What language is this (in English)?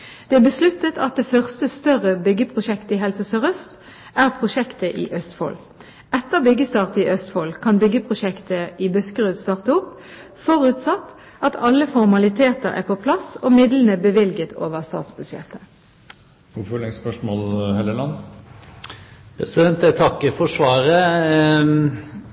Norwegian Bokmål